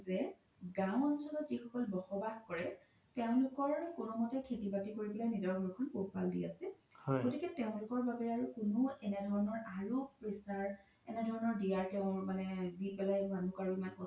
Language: Assamese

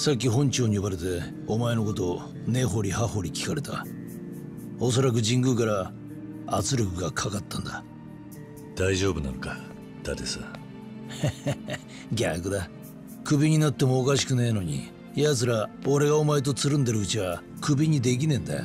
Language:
Japanese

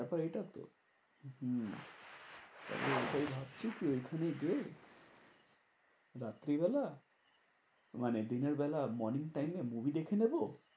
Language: Bangla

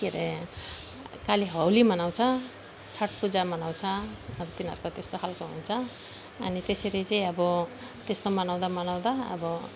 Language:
Nepali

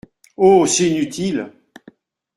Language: French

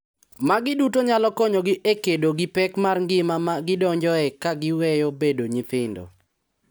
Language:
Luo (Kenya and Tanzania)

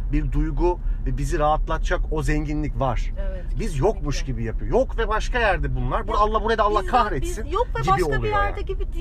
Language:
Turkish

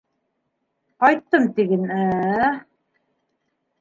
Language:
Bashkir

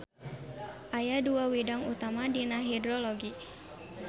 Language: Sundanese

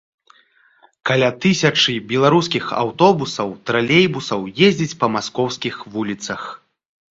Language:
Belarusian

